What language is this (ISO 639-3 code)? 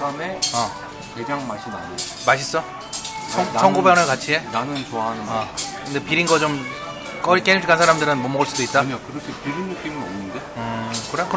kor